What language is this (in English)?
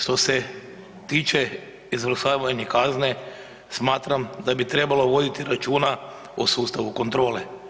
Croatian